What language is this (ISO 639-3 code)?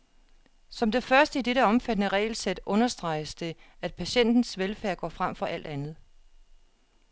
dan